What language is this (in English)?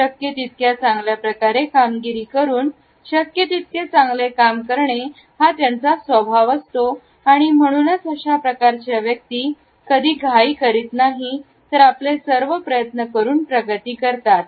Marathi